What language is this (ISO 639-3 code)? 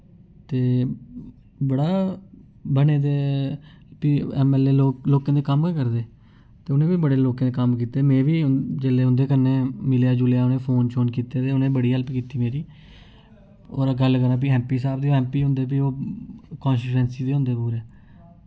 doi